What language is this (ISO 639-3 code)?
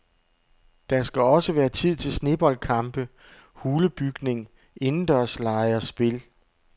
dan